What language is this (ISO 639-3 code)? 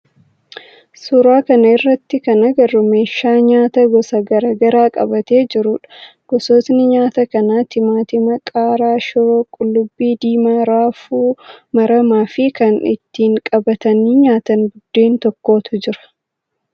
orm